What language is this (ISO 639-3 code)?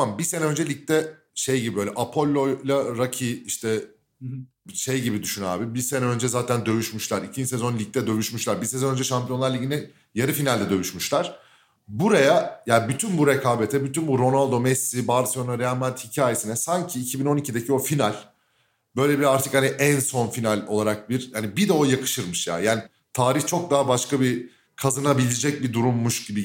tur